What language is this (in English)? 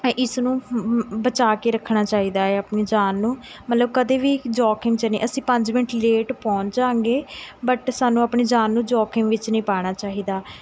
Punjabi